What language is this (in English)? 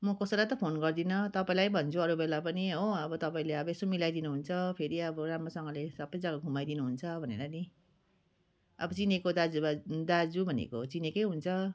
Nepali